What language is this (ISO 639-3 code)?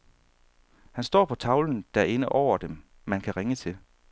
dan